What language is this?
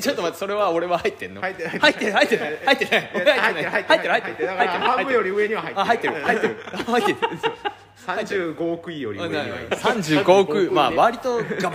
Japanese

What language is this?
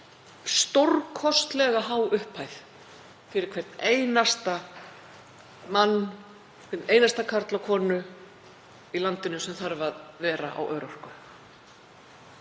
Icelandic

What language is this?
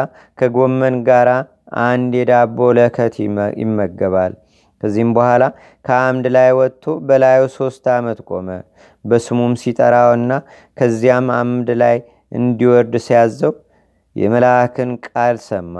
Amharic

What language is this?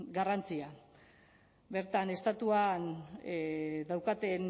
Basque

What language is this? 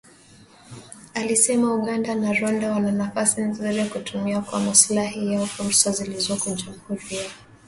Swahili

